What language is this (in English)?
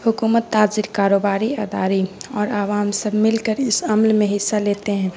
Urdu